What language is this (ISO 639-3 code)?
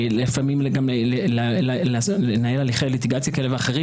heb